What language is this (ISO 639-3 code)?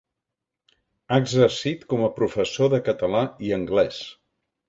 cat